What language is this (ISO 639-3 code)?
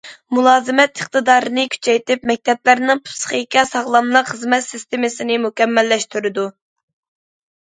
uig